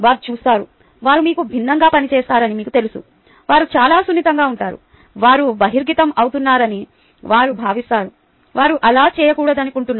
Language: Telugu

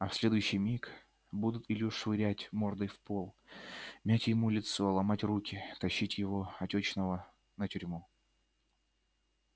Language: Russian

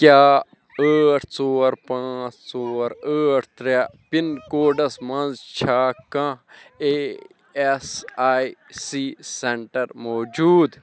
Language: Kashmiri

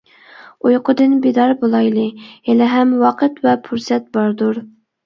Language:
Uyghur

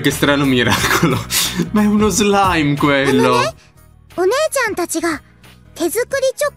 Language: Italian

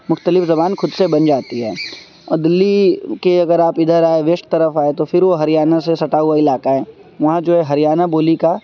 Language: Urdu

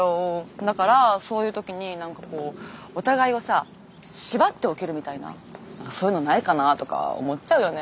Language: Japanese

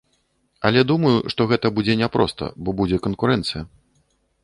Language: Belarusian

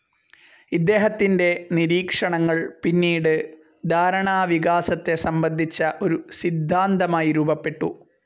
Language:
Malayalam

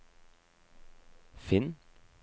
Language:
Norwegian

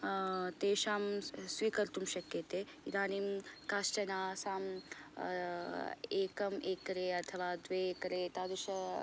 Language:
Sanskrit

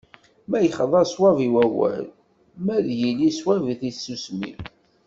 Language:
Kabyle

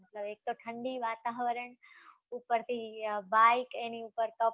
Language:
Gujarati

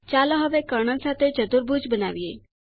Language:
Gujarati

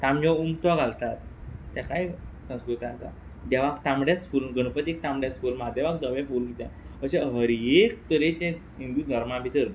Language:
Konkani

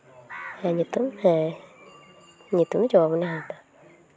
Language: Santali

